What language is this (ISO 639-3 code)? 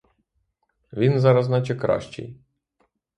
ukr